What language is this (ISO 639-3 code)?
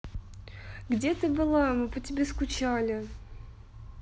rus